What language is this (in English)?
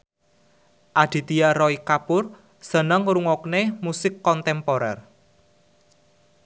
Javanese